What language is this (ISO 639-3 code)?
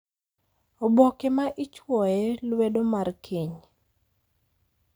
luo